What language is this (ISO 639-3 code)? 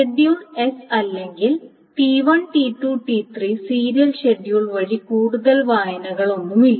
mal